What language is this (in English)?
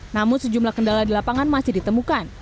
Indonesian